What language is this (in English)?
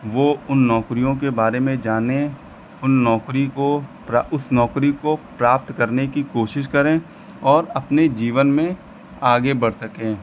Hindi